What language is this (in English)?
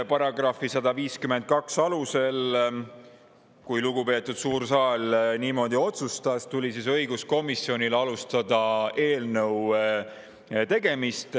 Estonian